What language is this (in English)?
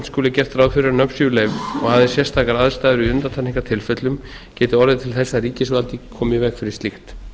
Icelandic